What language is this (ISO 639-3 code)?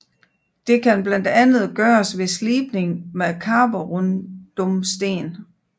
dan